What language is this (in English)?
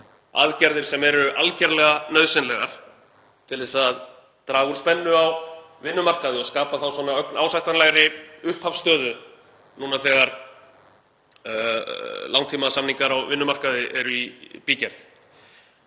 Icelandic